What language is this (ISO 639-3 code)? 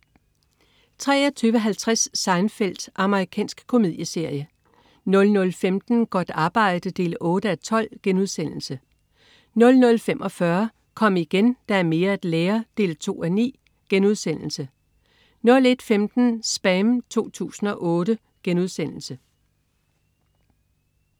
dan